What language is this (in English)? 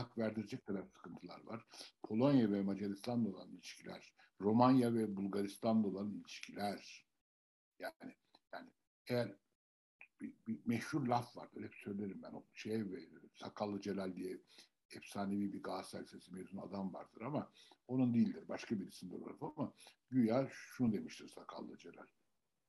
Turkish